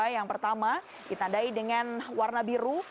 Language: Indonesian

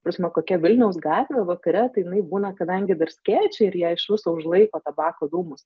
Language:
Lithuanian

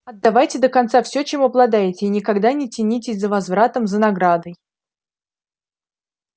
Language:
Russian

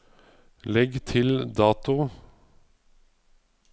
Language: Norwegian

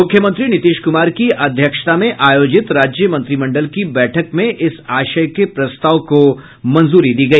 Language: Hindi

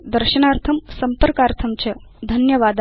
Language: Sanskrit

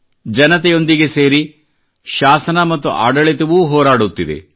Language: Kannada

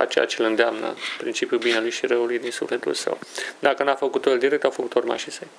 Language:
Romanian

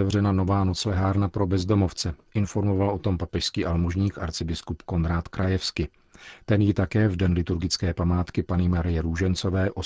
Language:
Czech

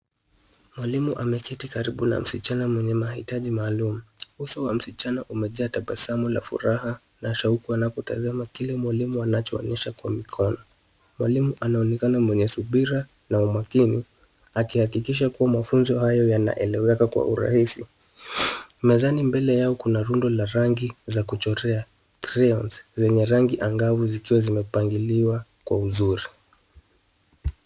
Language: Swahili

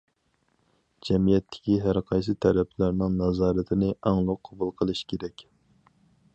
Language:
Uyghur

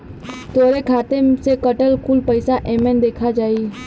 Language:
Bhojpuri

